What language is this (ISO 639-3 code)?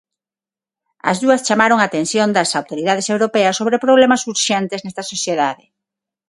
glg